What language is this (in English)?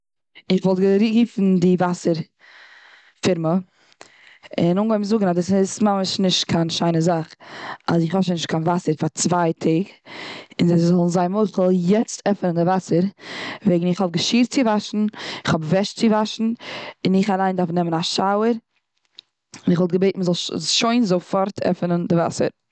Yiddish